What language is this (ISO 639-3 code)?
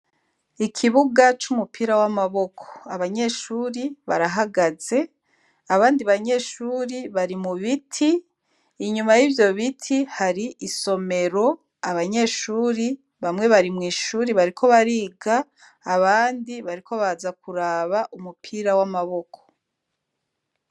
run